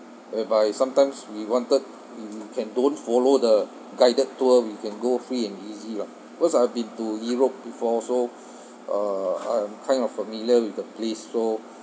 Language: English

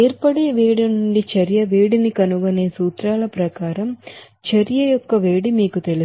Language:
Telugu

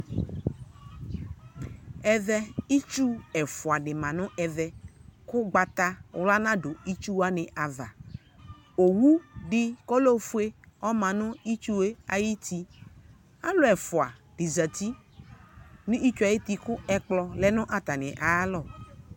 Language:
Ikposo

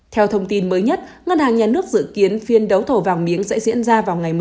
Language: Vietnamese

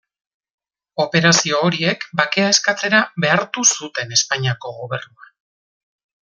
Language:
Basque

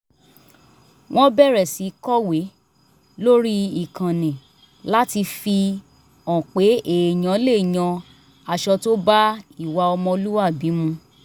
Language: Yoruba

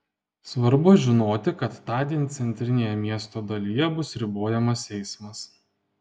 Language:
Lithuanian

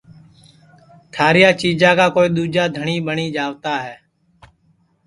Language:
Sansi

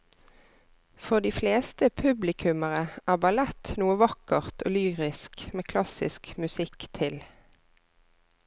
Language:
Norwegian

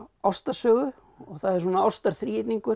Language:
Icelandic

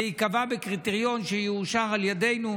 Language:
Hebrew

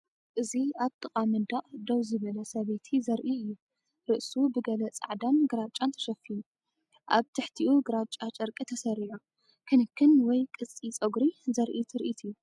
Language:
Tigrinya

